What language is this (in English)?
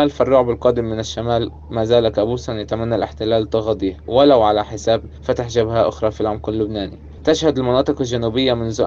Arabic